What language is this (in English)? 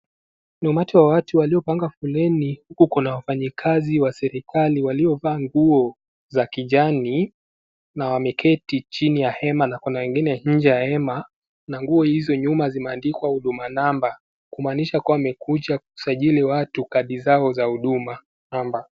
Swahili